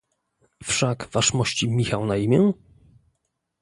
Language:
Polish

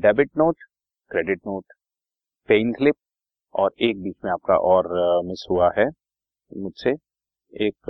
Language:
Hindi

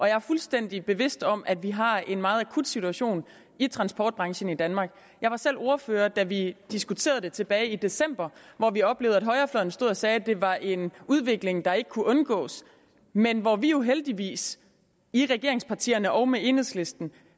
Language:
Danish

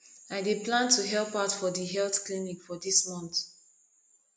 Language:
Nigerian Pidgin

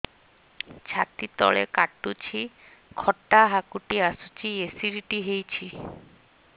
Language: Odia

